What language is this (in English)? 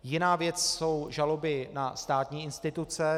Czech